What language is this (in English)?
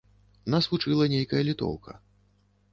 Belarusian